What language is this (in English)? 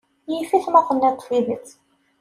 Kabyle